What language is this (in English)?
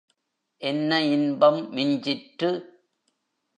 Tamil